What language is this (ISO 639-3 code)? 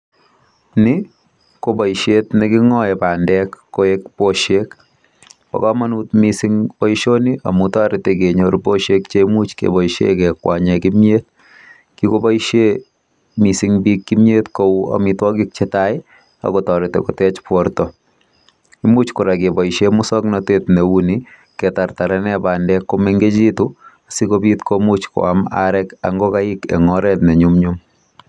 kln